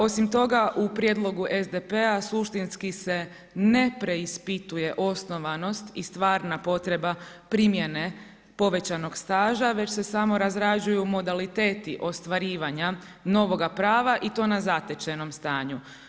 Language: Croatian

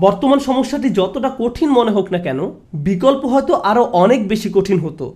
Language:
Bangla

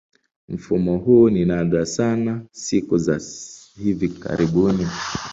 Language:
Swahili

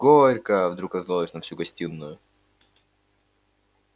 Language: Russian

